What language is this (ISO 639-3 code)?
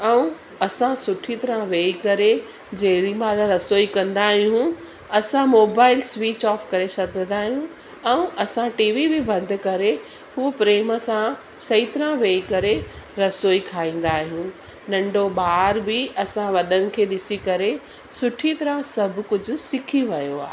snd